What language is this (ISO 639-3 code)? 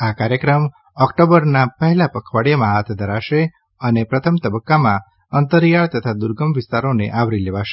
guj